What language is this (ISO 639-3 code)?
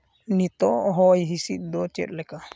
sat